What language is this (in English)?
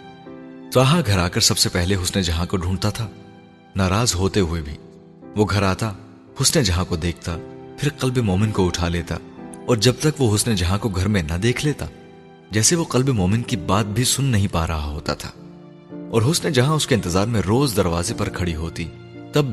Urdu